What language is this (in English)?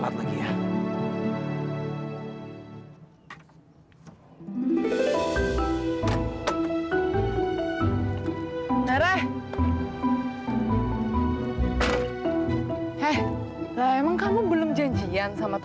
Indonesian